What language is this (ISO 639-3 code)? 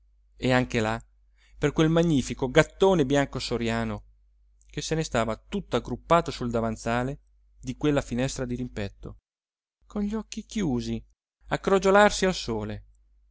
ita